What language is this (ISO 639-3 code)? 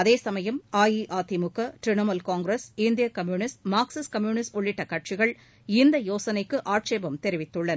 tam